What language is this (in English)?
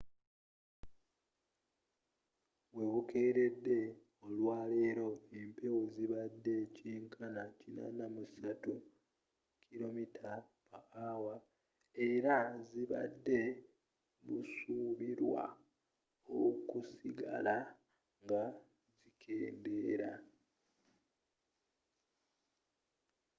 Ganda